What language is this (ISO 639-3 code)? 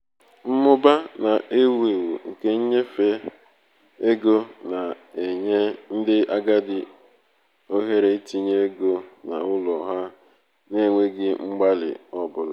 ibo